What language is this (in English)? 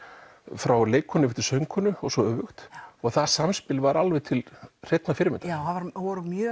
Icelandic